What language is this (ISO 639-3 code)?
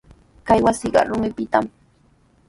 qws